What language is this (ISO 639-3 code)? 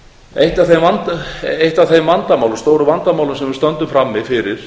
isl